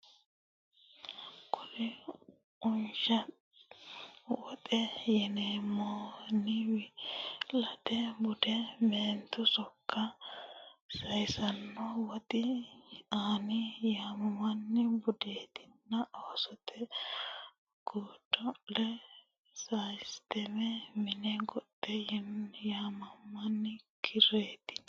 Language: Sidamo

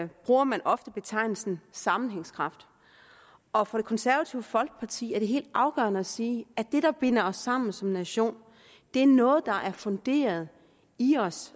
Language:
Danish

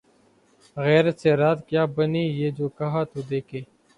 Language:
Urdu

